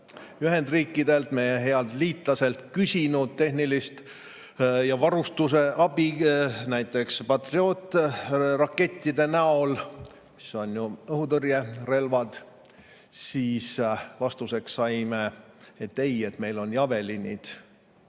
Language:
Estonian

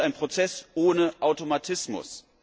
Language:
German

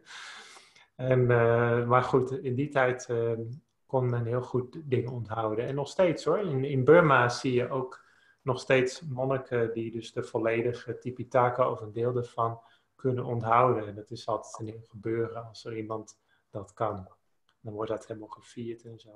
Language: Dutch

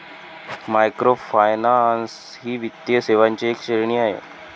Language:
Marathi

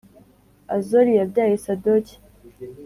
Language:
Kinyarwanda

